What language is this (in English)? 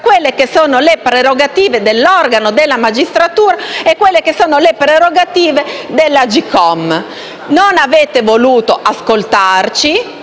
Italian